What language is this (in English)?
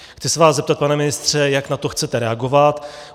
Czech